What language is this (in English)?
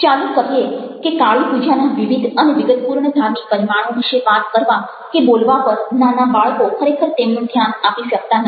Gujarati